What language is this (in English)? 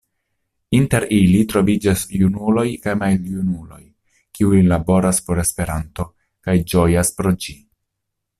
Esperanto